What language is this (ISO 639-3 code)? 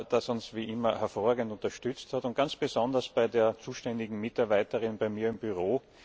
deu